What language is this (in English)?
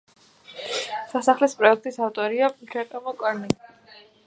Georgian